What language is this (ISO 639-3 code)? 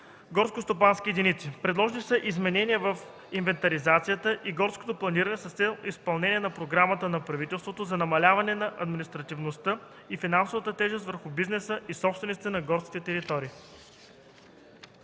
bul